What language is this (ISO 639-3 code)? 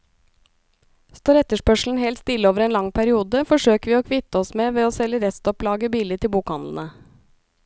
nor